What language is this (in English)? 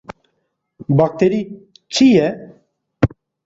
Kurdish